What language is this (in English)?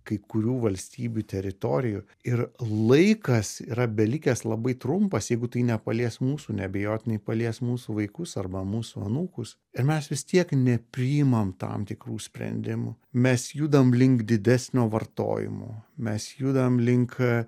Lithuanian